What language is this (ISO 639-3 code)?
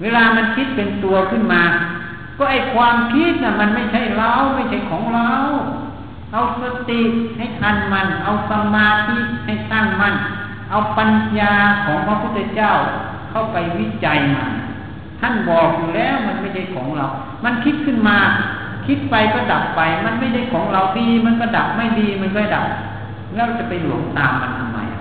tha